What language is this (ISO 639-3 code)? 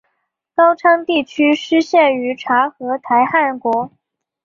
zho